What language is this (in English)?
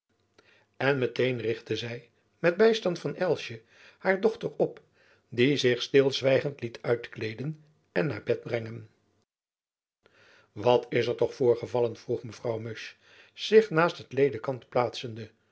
Dutch